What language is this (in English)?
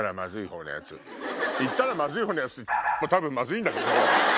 Japanese